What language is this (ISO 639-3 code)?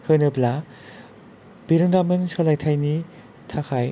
brx